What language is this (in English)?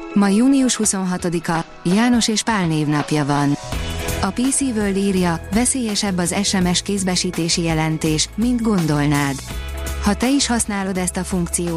Hungarian